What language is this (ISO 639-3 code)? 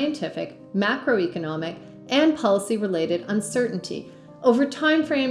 eng